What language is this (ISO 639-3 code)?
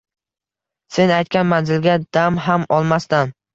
uzb